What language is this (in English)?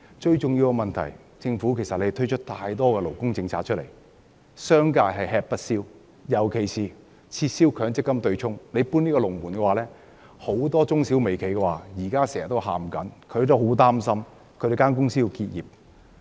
Cantonese